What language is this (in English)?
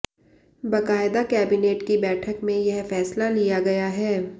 Hindi